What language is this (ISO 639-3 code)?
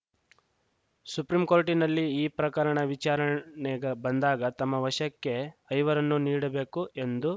kan